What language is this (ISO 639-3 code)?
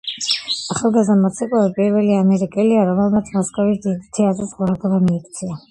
kat